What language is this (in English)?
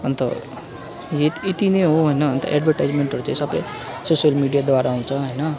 Nepali